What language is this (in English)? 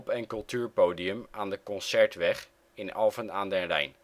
Dutch